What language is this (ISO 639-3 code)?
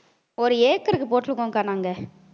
tam